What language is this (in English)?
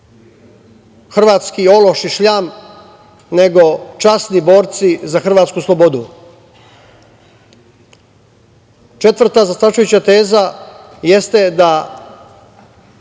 Serbian